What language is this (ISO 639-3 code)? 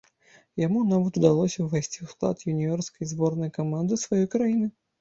bel